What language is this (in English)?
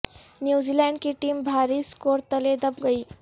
Urdu